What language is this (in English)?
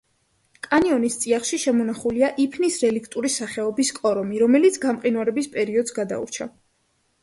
Georgian